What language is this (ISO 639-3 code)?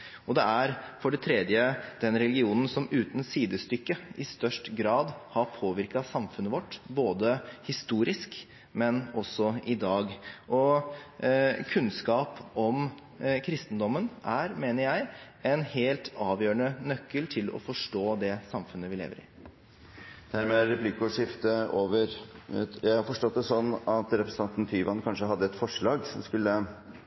nob